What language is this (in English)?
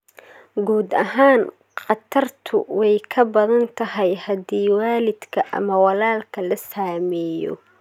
Somali